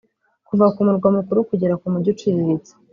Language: Kinyarwanda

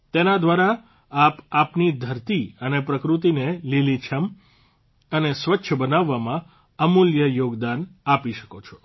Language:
Gujarati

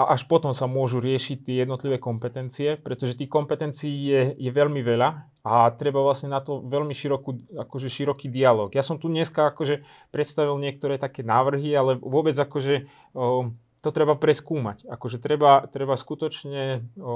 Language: Slovak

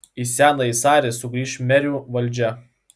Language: Lithuanian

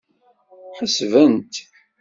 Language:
Kabyle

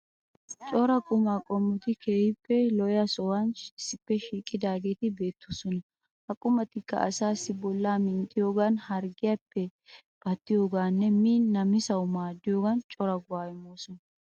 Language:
Wolaytta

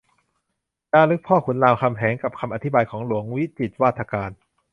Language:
Thai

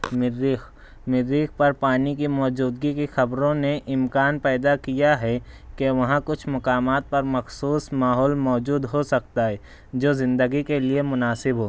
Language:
Urdu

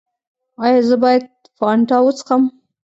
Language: Pashto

